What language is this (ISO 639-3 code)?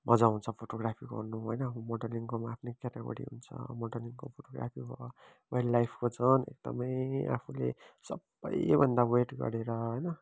nep